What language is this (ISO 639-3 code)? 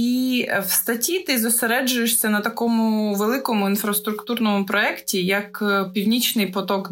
ukr